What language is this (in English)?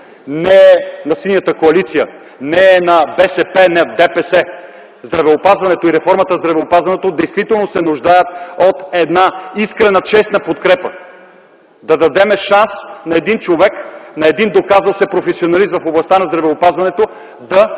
Bulgarian